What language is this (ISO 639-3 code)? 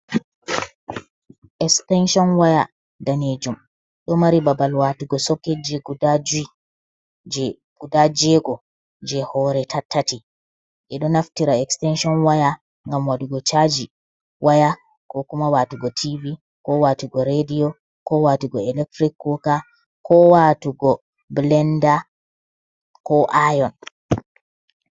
ful